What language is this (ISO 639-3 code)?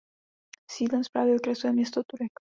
ces